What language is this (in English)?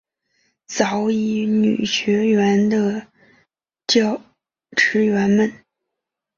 Chinese